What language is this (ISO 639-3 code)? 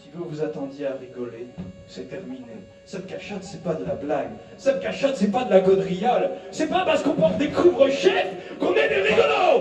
fra